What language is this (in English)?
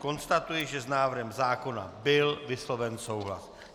Czech